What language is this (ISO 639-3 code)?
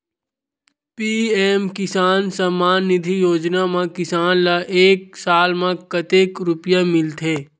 hne